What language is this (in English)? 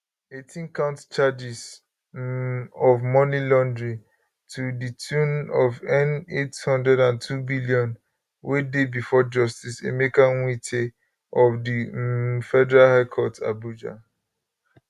Nigerian Pidgin